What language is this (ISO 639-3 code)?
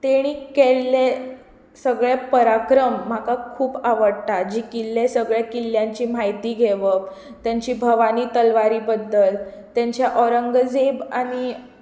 kok